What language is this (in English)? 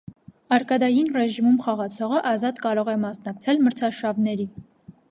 Armenian